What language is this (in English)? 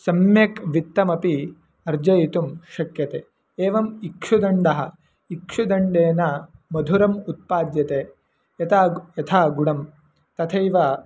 Sanskrit